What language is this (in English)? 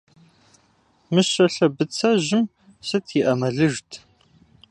Kabardian